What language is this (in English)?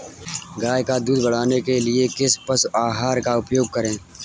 Hindi